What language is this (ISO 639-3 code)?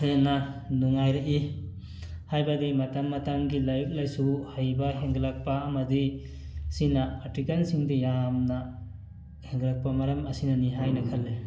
mni